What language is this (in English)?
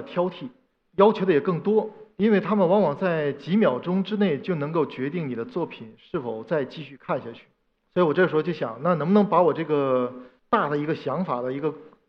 Chinese